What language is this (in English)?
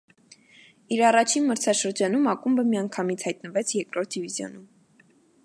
Armenian